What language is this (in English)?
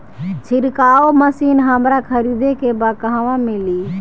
Bhojpuri